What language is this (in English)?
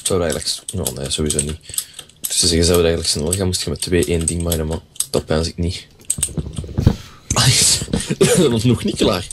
Dutch